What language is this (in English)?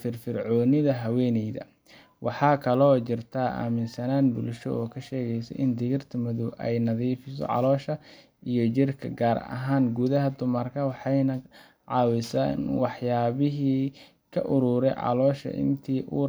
Somali